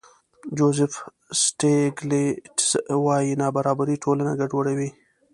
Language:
Pashto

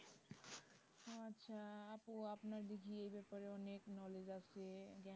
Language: Bangla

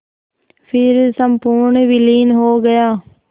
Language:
Hindi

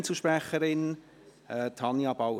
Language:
Swiss German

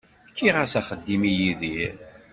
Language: Kabyle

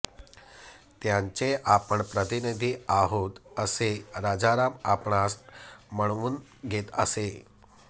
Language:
Marathi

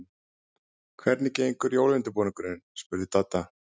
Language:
Icelandic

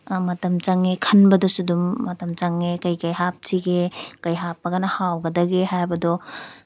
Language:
Manipuri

